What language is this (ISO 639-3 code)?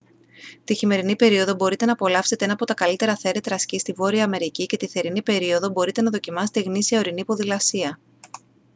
ell